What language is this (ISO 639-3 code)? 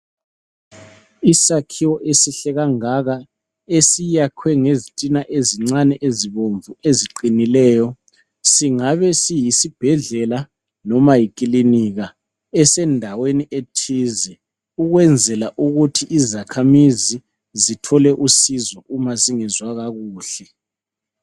nde